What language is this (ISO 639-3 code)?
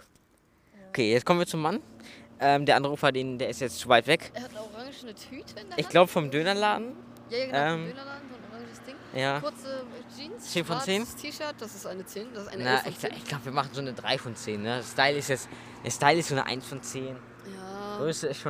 deu